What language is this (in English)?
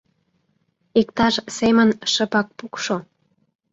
Mari